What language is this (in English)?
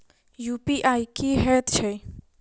Maithili